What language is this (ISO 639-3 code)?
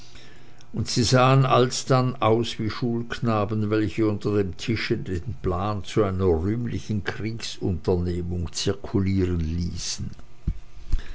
deu